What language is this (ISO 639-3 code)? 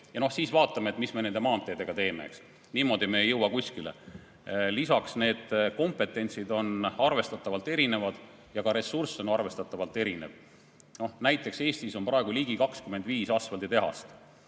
est